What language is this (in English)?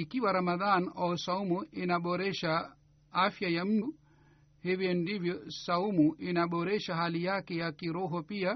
Swahili